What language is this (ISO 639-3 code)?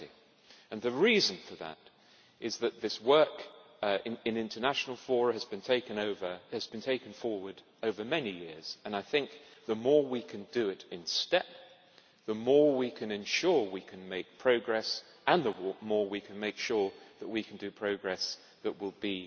eng